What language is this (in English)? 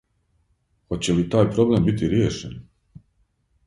Serbian